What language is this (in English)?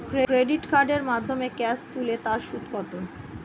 Bangla